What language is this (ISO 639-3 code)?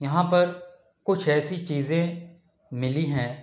urd